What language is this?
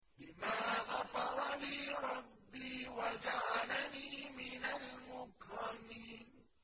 Arabic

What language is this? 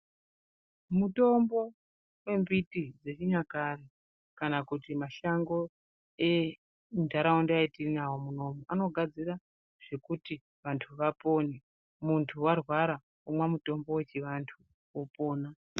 Ndau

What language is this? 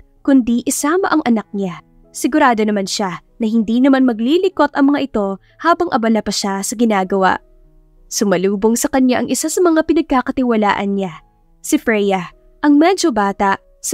Filipino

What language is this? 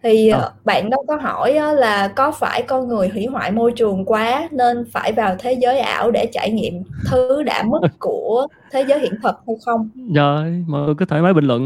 Vietnamese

